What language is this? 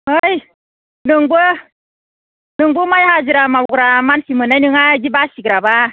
Bodo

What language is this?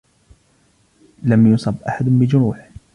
Arabic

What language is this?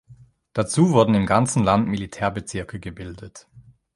German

